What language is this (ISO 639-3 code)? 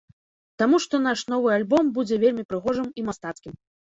bel